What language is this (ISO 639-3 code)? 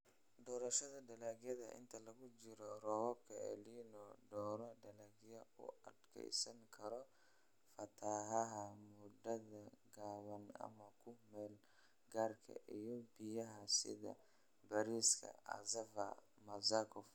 som